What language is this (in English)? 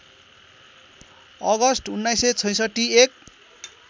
Nepali